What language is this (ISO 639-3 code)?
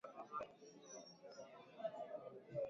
swa